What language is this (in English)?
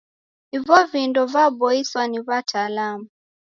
Taita